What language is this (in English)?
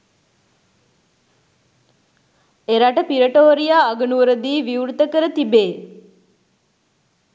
Sinhala